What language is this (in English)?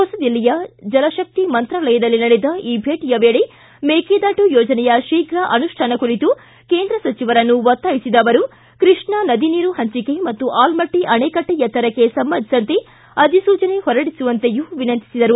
Kannada